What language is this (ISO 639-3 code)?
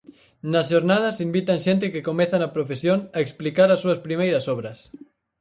glg